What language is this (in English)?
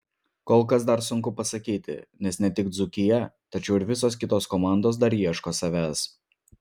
Lithuanian